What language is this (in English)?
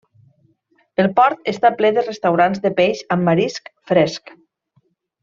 Catalan